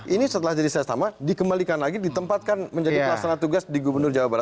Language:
Indonesian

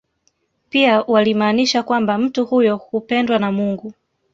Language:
Swahili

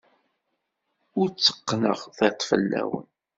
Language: Kabyle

